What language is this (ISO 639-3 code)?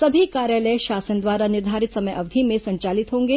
hin